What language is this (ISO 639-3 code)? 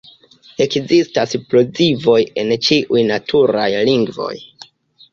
epo